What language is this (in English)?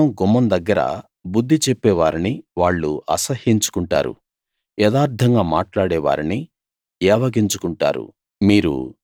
Telugu